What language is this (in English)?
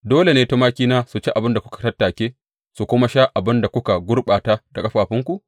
Hausa